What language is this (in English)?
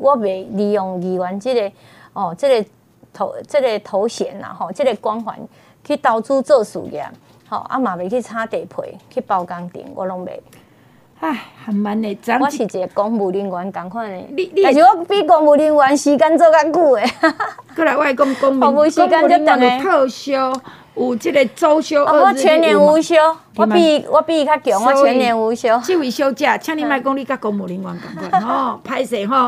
Chinese